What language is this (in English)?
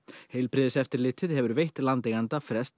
Icelandic